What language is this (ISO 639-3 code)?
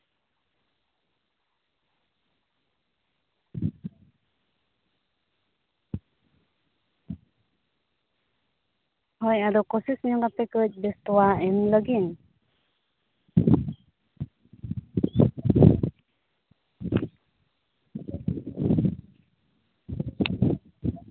sat